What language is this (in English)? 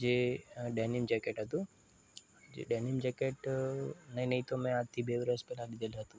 Gujarati